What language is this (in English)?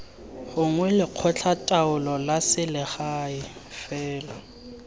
Tswana